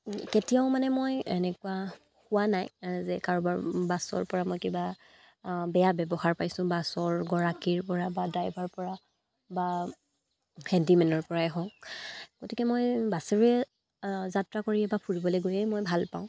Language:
Assamese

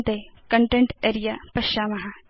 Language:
Sanskrit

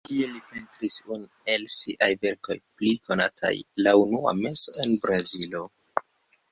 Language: Esperanto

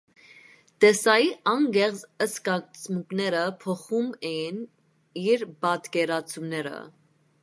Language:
Armenian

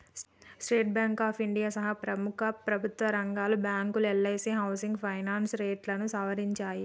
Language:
Telugu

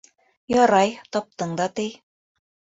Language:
Bashkir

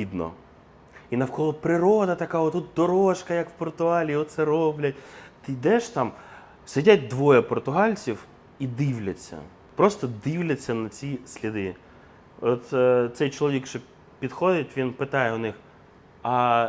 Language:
Ukrainian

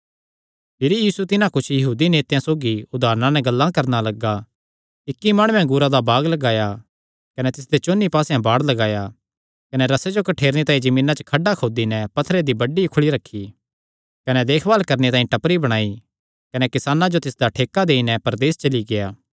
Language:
Kangri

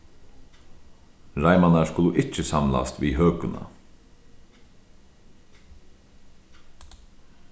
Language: Faroese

